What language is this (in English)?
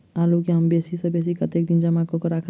Maithili